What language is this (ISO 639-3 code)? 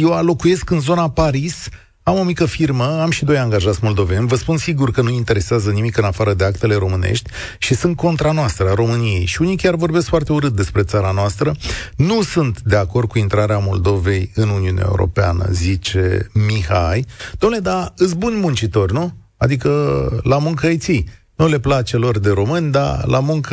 ron